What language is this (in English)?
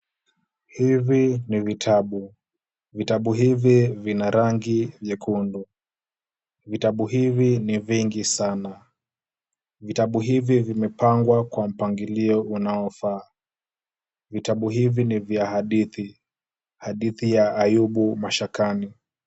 Swahili